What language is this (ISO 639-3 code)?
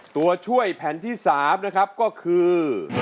tha